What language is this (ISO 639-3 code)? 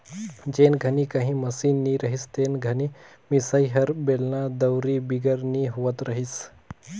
hne